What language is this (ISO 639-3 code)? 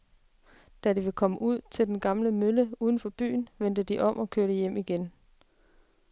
dan